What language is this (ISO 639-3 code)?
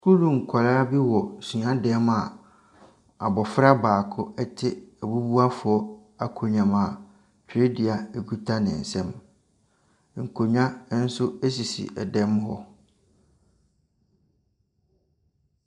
aka